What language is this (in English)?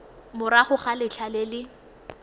Tswana